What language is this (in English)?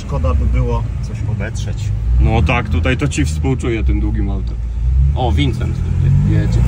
Polish